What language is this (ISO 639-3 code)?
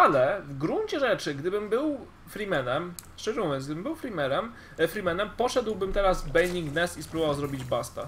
pol